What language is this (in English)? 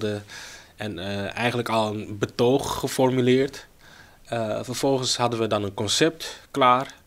Dutch